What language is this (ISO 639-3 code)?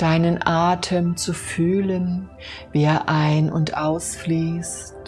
deu